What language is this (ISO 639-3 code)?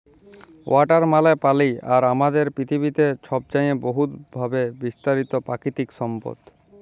ben